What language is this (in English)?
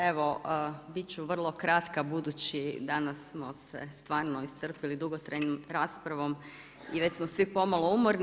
Croatian